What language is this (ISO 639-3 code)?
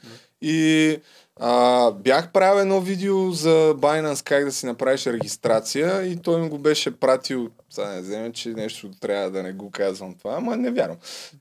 bul